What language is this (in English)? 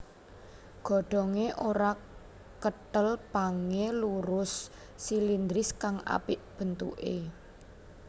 Javanese